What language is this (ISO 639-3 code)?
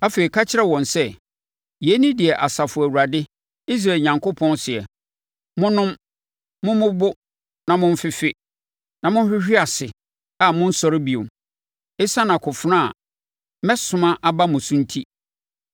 aka